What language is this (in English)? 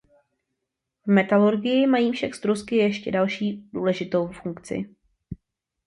Czech